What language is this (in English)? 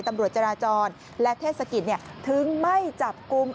Thai